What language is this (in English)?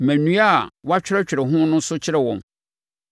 Akan